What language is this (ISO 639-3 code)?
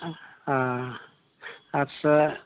brx